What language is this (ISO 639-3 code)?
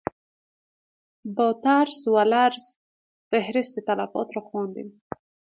fas